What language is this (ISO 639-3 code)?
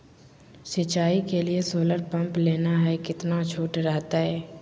mag